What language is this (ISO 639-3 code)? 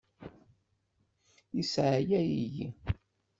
kab